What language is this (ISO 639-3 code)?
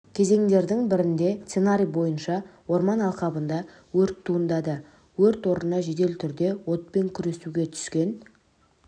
kaz